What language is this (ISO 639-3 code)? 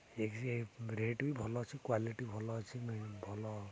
ori